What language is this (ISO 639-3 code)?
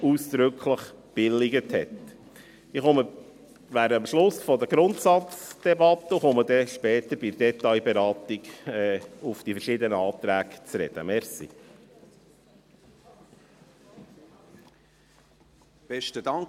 gsw